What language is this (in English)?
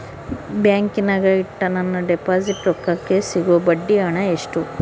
Kannada